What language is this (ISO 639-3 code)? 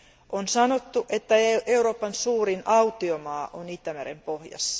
fin